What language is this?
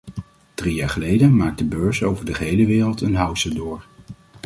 Dutch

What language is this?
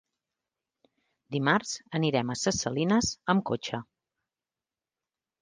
Catalan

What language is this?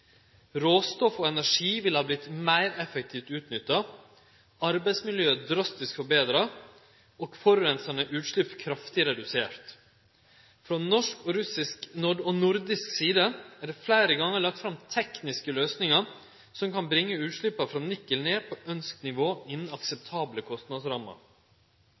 Norwegian Nynorsk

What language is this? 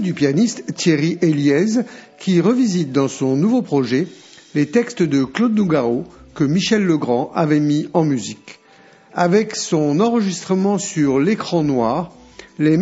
French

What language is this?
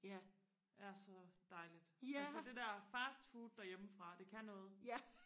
Danish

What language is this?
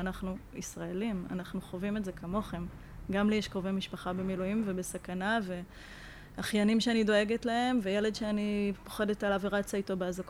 Hebrew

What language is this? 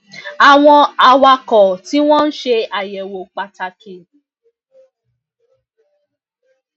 Yoruba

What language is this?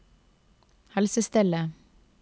Norwegian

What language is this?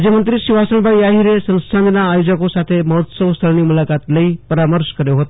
Gujarati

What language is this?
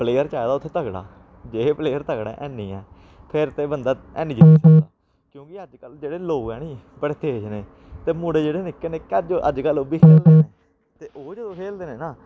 Dogri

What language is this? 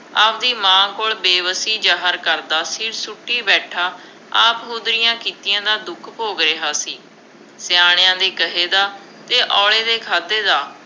Punjabi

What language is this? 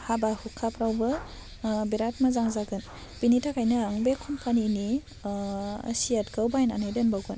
Bodo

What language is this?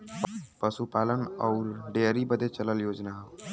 Bhojpuri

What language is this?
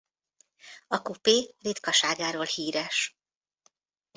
Hungarian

